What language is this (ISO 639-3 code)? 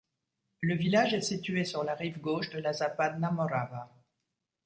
fra